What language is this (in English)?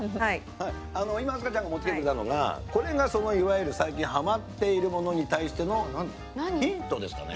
Japanese